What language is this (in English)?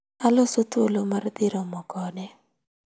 Luo (Kenya and Tanzania)